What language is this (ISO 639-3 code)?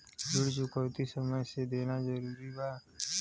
bho